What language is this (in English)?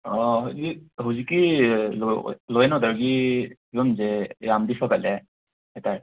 Manipuri